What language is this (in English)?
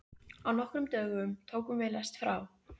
Icelandic